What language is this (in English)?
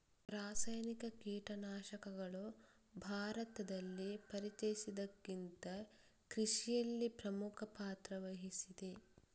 Kannada